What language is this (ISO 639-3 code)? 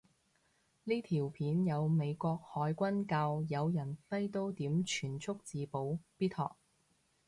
yue